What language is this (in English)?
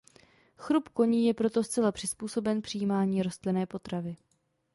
Czech